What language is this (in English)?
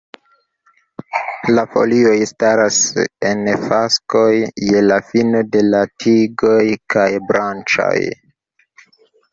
Esperanto